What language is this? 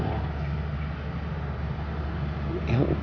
Indonesian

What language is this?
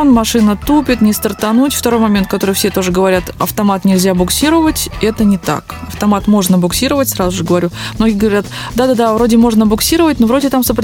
Russian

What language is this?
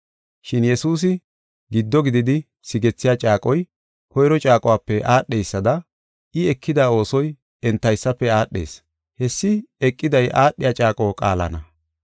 Gofa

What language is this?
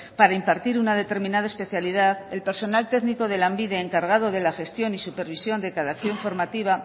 Spanish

